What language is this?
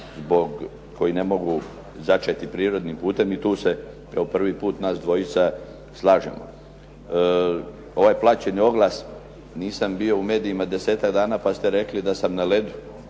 Croatian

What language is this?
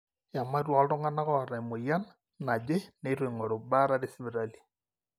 Masai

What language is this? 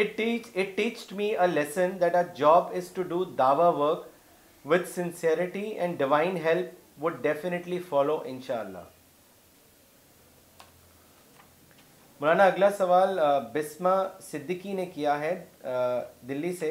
Urdu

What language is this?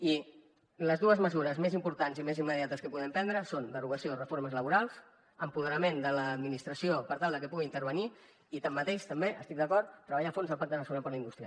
Catalan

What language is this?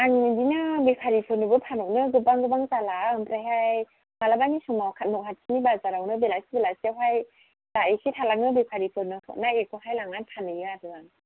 Bodo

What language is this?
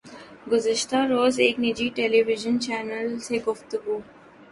Urdu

